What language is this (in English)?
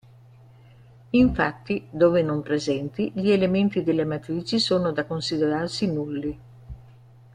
Italian